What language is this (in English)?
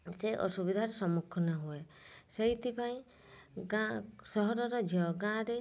Odia